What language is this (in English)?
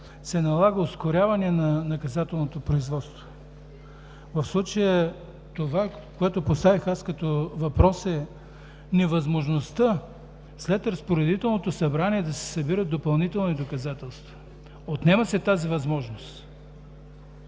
Bulgarian